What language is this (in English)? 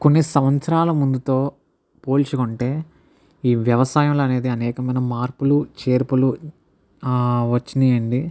Telugu